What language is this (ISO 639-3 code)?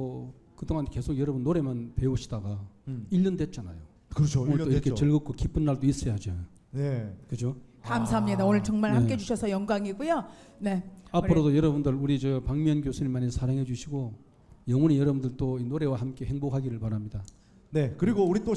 kor